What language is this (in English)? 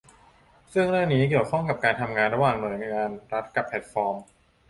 Thai